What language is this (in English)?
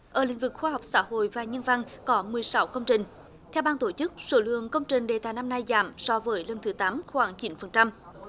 Vietnamese